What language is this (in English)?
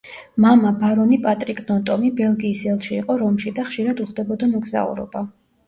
Georgian